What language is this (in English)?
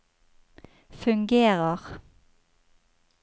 Norwegian